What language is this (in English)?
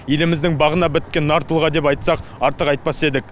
Kazakh